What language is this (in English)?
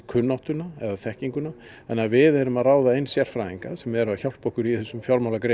Icelandic